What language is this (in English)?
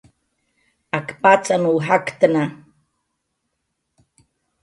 Jaqaru